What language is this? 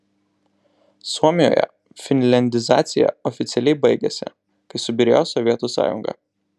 Lithuanian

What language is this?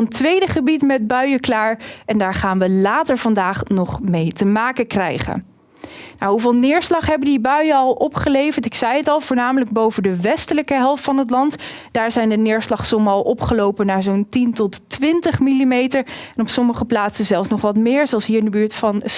Dutch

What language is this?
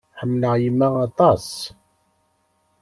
Kabyle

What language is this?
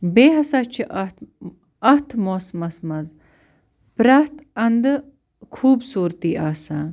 Kashmiri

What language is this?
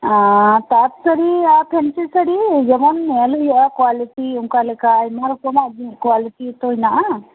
Santali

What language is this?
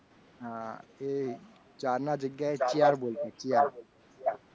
Gujarati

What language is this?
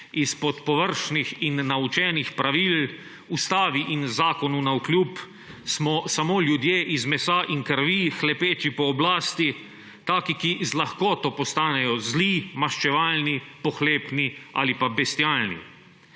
Slovenian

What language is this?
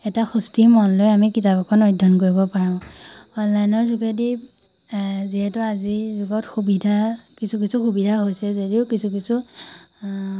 Assamese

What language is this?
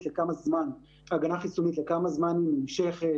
Hebrew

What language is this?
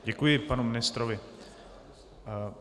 Czech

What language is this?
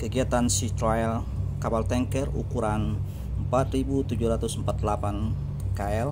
Indonesian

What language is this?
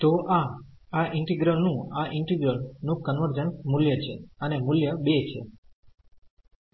Gujarati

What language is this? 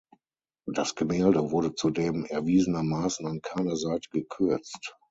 German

